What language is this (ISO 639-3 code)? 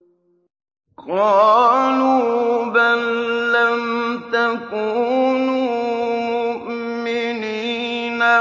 ara